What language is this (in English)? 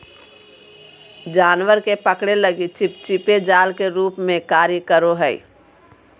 Magahi